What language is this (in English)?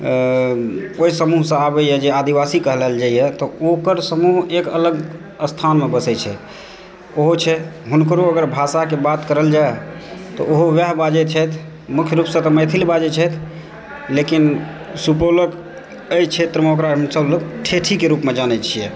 Maithili